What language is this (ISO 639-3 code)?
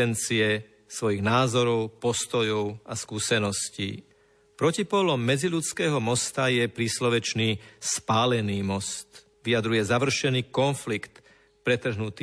slk